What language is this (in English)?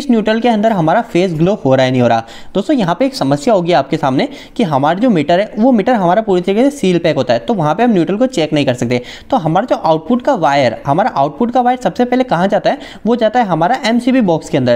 Hindi